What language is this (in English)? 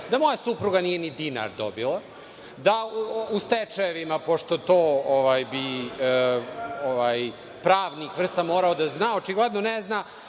Serbian